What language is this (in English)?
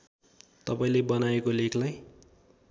Nepali